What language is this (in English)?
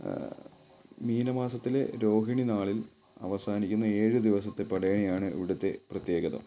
Malayalam